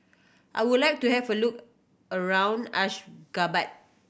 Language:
English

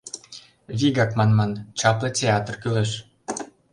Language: Mari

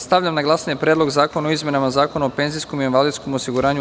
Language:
Serbian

